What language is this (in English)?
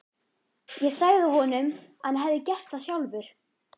Icelandic